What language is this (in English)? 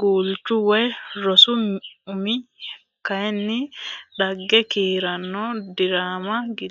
Sidamo